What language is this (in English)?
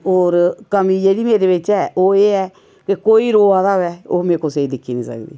Dogri